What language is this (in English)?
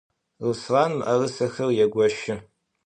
Adyghe